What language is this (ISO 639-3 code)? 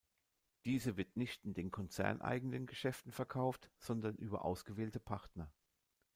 deu